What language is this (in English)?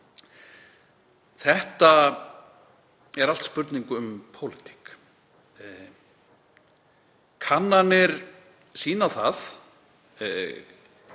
Icelandic